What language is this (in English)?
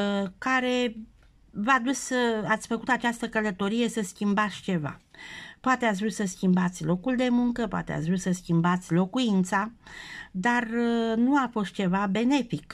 Romanian